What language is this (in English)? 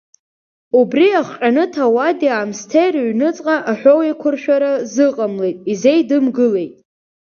Abkhazian